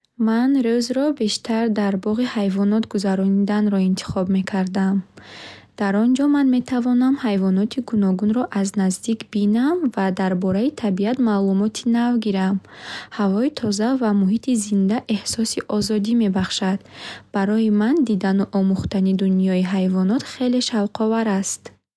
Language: Bukharic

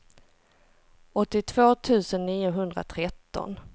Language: Swedish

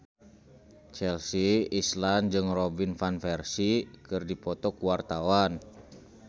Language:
Sundanese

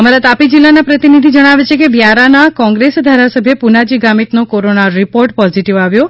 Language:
Gujarati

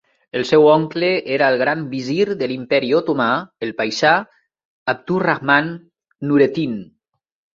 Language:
Catalan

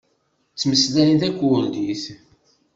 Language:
Kabyle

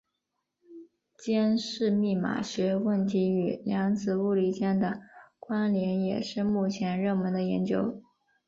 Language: Chinese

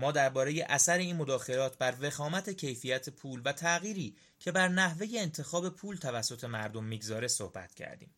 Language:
Persian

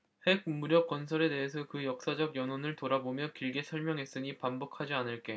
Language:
Korean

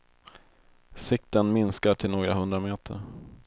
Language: Swedish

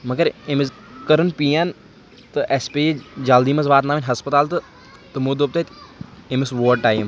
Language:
Kashmiri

